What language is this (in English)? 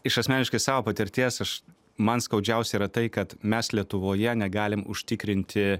Lithuanian